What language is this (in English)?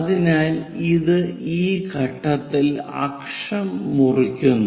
Malayalam